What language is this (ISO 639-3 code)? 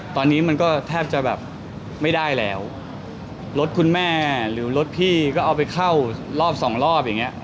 tha